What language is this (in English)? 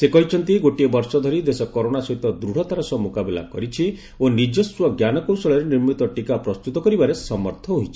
Odia